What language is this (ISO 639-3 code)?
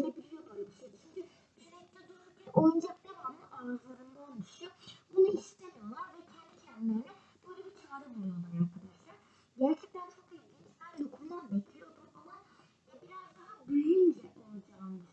tur